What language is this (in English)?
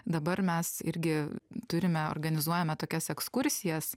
Lithuanian